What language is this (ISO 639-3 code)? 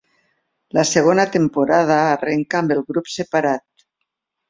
cat